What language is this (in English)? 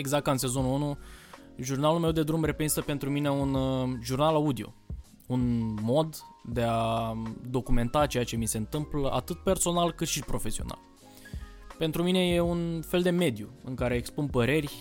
Romanian